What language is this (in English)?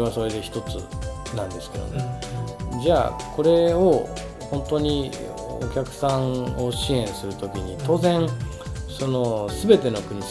Japanese